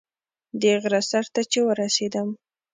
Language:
Pashto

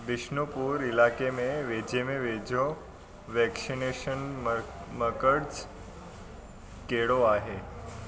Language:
Sindhi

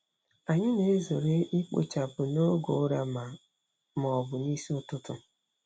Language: Igbo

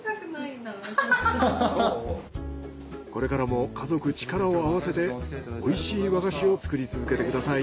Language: Japanese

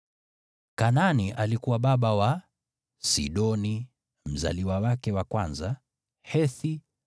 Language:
Swahili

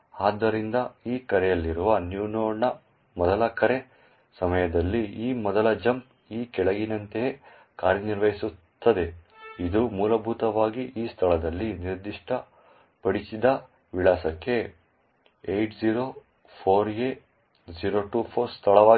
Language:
Kannada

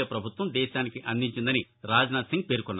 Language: Telugu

